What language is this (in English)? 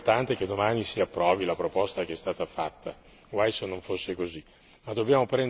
Italian